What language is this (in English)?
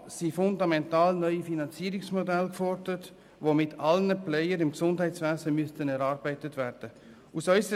Swiss German